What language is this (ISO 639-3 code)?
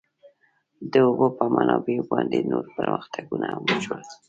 pus